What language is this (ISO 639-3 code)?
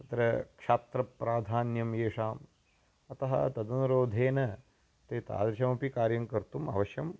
san